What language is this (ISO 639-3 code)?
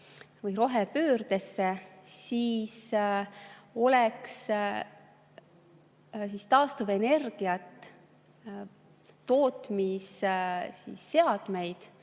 est